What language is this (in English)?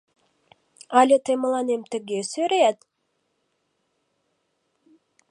Mari